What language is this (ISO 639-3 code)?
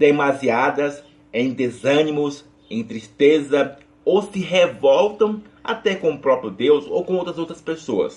por